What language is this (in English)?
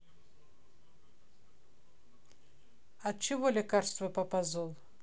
Russian